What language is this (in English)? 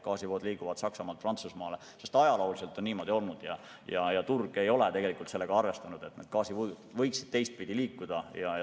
Estonian